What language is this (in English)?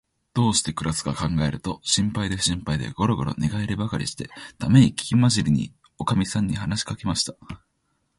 Japanese